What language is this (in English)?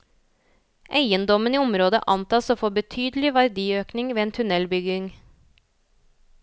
Norwegian